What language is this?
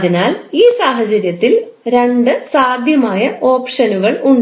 Malayalam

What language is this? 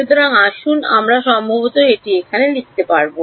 Bangla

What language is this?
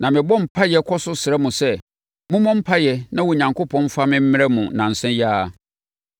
Akan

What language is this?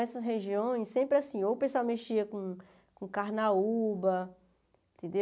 Portuguese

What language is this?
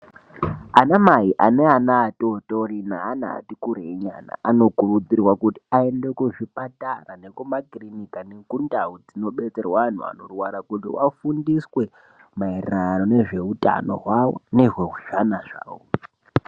Ndau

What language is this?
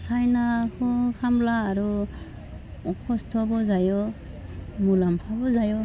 Bodo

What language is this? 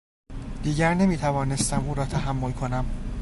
Persian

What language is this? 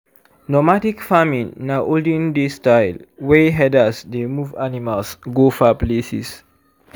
Nigerian Pidgin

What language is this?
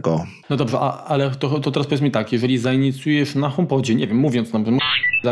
Polish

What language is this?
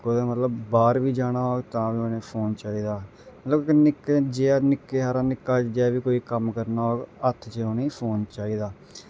Dogri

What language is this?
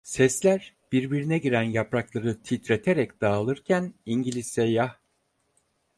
Turkish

